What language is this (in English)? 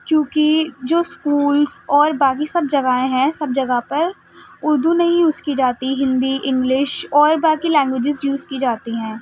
Urdu